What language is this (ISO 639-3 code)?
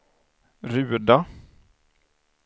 swe